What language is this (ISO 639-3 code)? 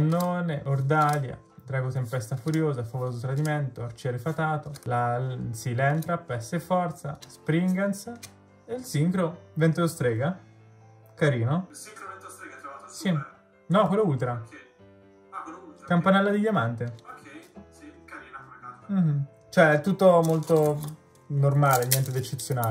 ita